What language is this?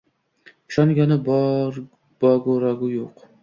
Uzbek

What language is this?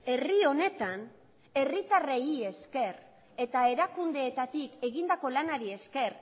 Basque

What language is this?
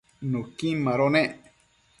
Matsés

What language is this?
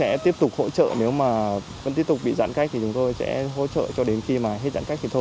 Vietnamese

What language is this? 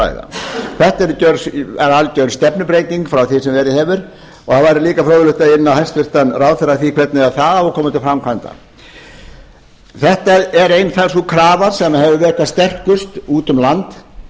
Icelandic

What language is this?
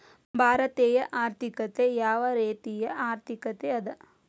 Kannada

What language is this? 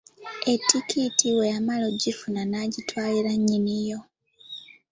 Ganda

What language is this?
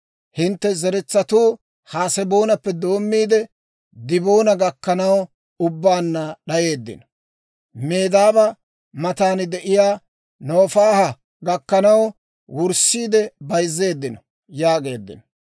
Dawro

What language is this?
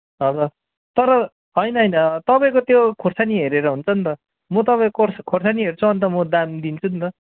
Nepali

